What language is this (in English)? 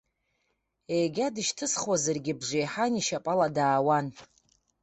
Abkhazian